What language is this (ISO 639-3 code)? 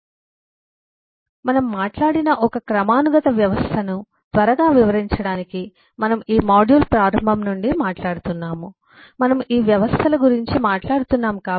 tel